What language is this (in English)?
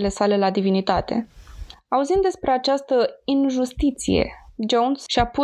Romanian